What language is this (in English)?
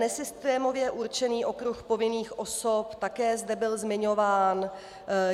Czech